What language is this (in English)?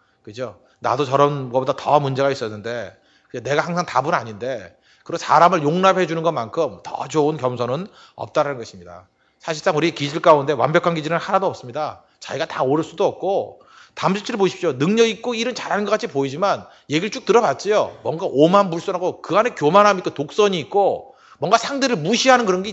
Korean